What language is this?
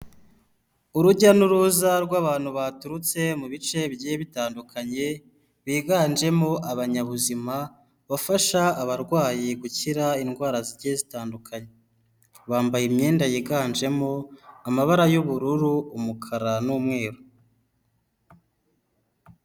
Kinyarwanda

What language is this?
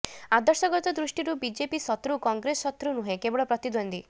Odia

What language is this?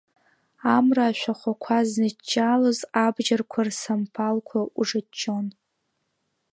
Abkhazian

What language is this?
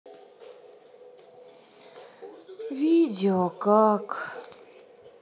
Russian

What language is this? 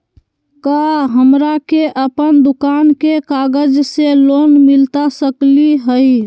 Magahi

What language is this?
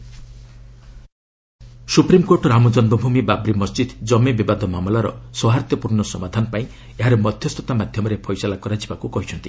Odia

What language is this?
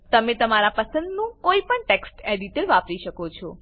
Gujarati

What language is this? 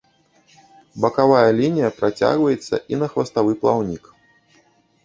Belarusian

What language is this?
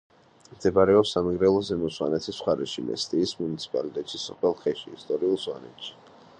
Georgian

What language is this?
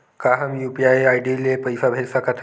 Chhattisgarhi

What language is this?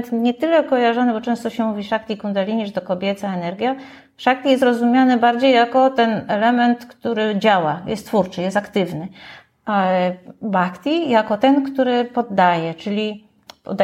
Polish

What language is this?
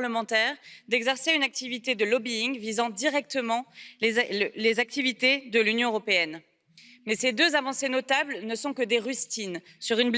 French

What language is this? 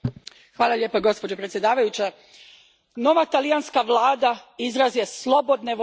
Croatian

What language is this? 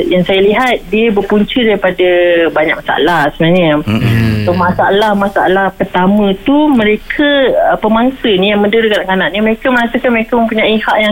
Malay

